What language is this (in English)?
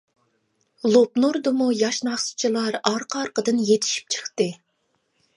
Uyghur